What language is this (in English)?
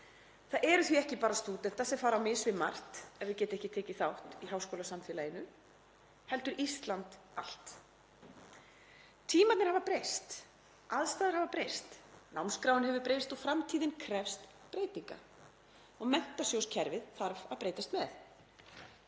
Icelandic